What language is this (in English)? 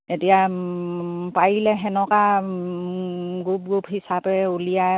Assamese